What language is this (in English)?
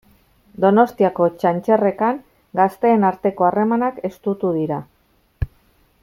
Basque